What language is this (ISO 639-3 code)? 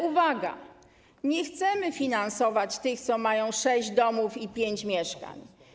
pol